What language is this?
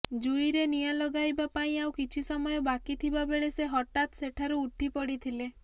Odia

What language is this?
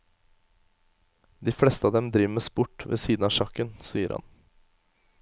Norwegian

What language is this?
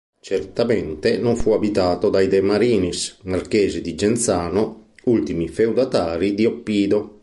Italian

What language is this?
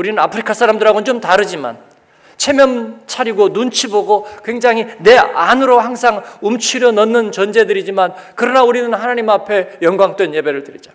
Korean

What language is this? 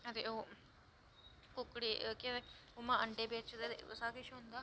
Dogri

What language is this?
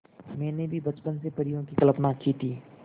Hindi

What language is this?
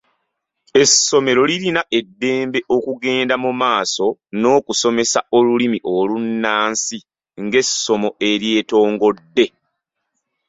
Ganda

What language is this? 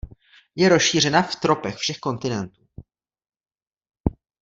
Czech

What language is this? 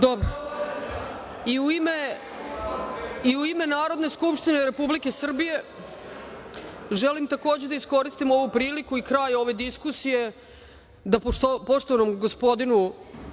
Serbian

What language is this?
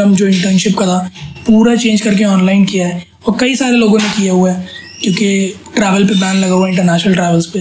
Hindi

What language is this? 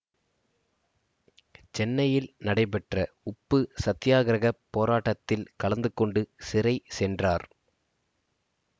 Tamil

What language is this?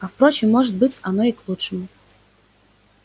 Russian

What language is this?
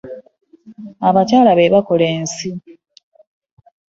Ganda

